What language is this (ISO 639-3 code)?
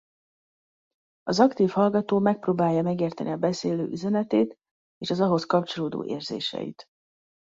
hun